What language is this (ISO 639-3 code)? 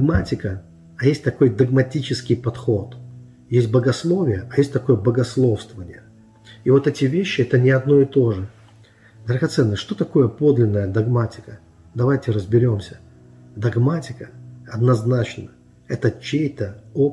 rus